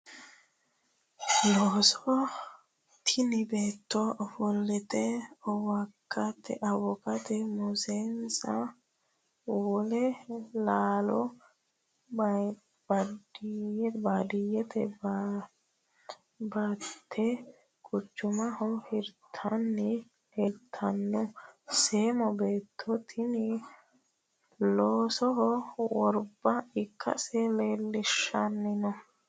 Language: Sidamo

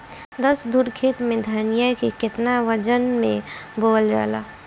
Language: Bhojpuri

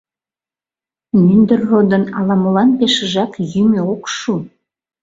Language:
Mari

